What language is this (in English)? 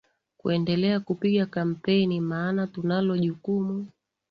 Swahili